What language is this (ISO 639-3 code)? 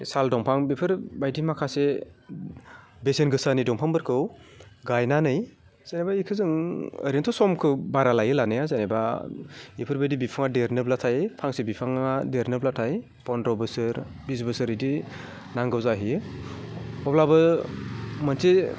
brx